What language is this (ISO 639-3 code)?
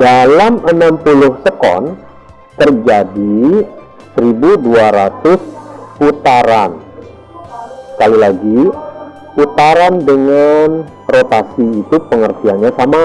ind